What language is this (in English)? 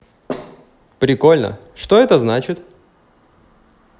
Russian